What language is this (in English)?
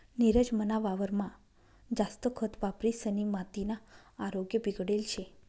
Marathi